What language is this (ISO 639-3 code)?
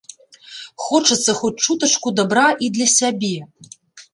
bel